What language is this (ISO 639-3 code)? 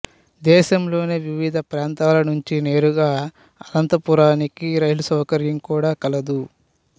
tel